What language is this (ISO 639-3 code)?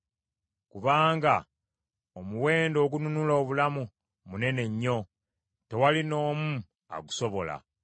lug